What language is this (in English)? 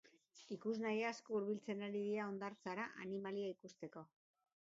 Basque